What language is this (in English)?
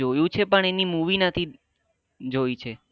Gujarati